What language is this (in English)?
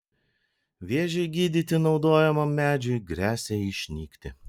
Lithuanian